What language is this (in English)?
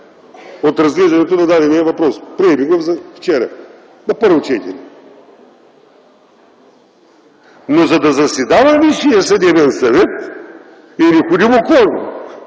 Bulgarian